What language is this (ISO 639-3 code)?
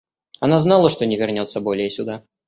rus